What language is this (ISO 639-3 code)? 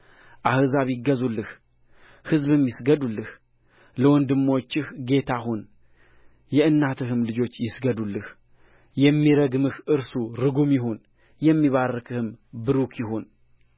amh